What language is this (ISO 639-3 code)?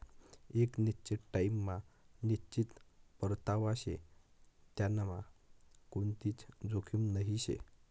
mar